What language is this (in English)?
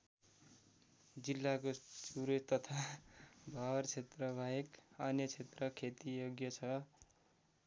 Nepali